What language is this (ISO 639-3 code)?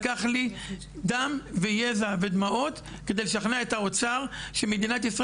heb